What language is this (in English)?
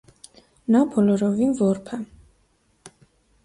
Armenian